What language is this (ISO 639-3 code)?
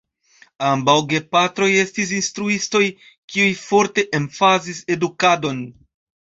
epo